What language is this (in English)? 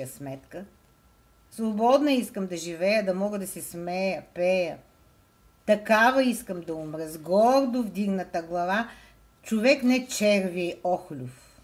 Bulgarian